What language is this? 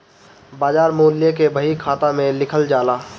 Bhojpuri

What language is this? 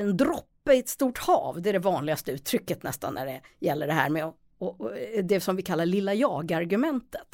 Swedish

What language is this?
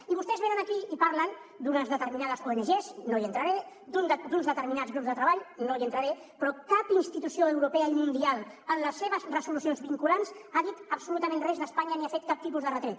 Catalan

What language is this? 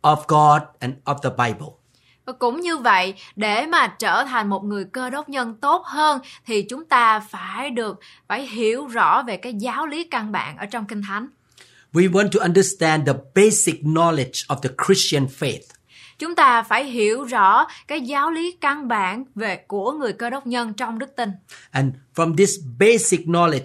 Vietnamese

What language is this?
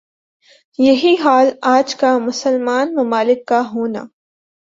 Urdu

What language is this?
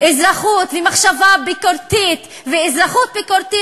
Hebrew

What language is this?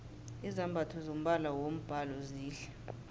South Ndebele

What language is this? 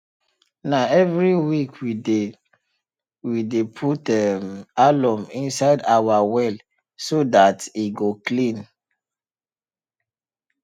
Nigerian Pidgin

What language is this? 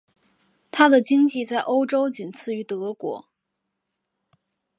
Chinese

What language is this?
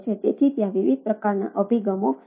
Gujarati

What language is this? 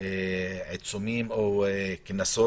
Hebrew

